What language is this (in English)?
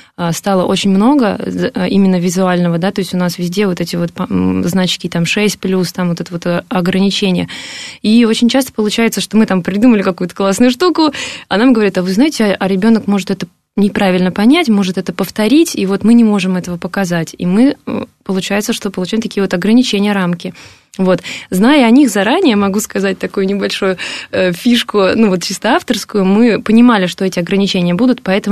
Russian